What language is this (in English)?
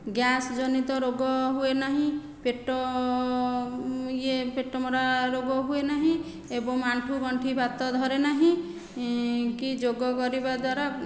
Odia